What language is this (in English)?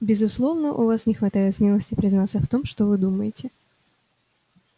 Russian